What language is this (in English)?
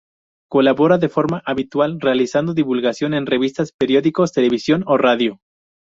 Spanish